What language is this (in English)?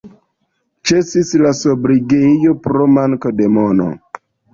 Esperanto